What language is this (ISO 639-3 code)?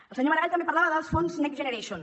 cat